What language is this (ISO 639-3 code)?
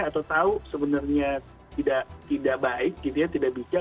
ind